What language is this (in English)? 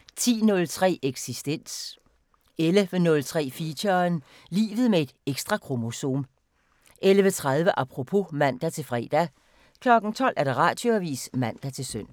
Danish